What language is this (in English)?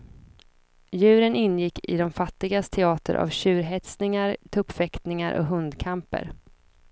Swedish